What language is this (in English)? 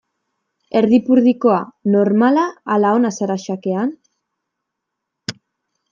Basque